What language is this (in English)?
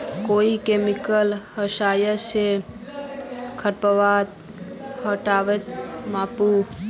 Magahi